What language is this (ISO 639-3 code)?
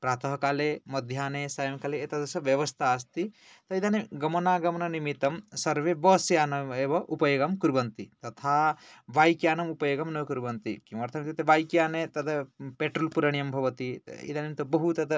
san